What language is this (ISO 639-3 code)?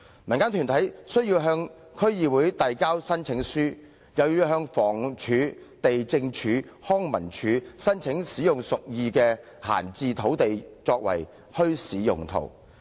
yue